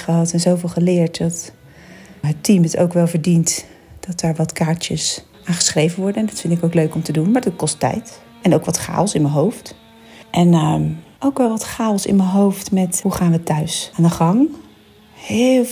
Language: Dutch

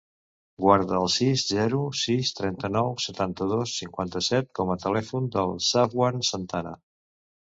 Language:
Catalan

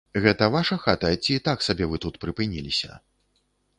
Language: Belarusian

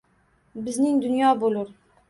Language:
Uzbek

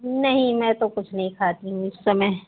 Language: Hindi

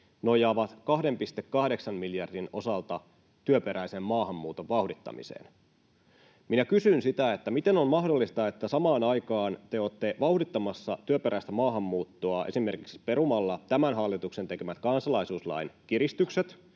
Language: Finnish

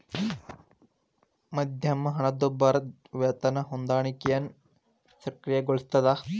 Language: Kannada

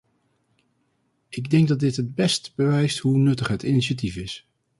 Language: Dutch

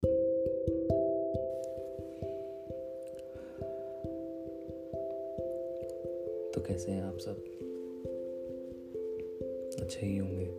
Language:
Hindi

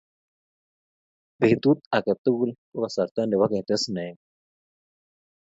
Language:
Kalenjin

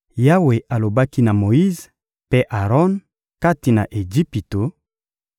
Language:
Lingala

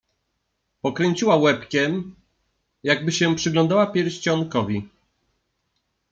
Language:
Polish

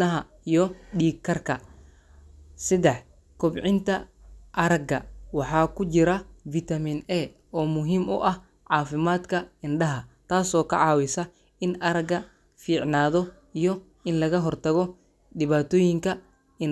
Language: Somali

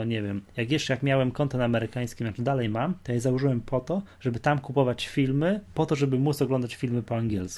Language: Polish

